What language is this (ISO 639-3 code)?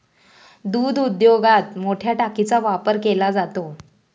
mar